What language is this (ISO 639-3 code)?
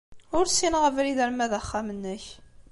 kab